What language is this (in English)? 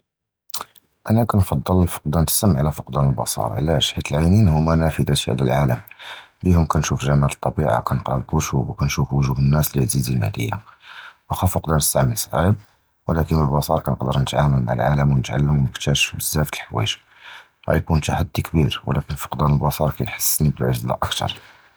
Judeo-Arabic